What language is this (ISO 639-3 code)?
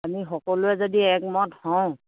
asm